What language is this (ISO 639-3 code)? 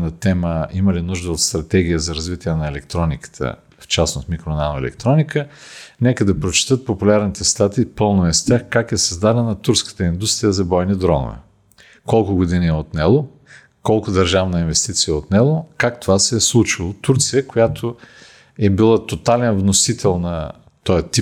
bul